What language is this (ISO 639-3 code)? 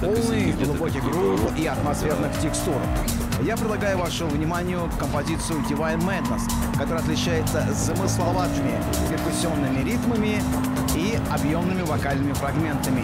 rus